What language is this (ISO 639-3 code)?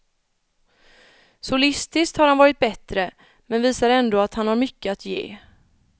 swe